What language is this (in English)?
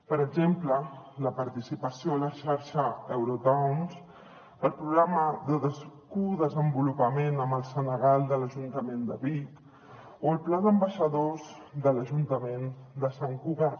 Catalan